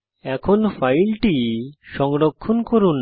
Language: Bangla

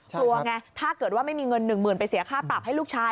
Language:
Thai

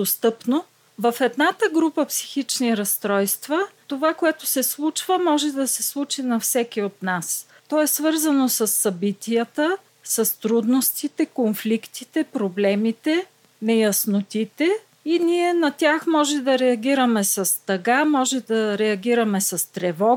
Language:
Bulgarian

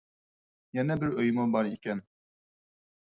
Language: Uyghur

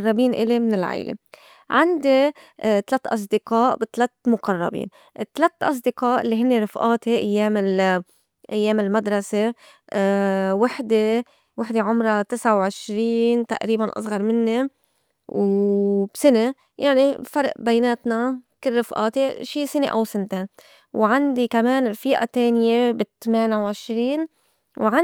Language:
North Levantine Arabic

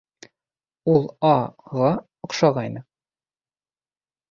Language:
Bashkir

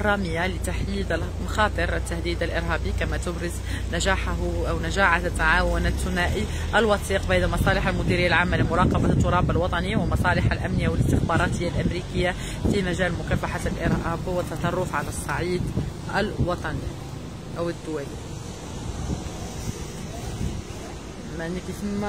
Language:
Arabic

